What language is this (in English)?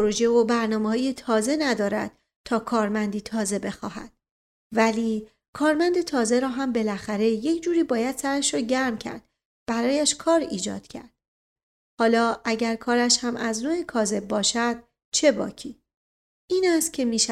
Persian